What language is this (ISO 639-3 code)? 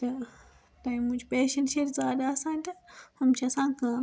kas